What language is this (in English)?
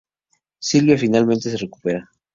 Spanish